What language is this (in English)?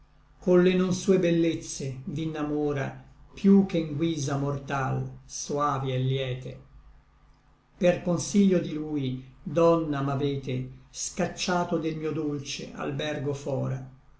Italian